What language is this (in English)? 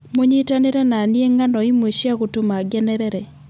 Kikuyu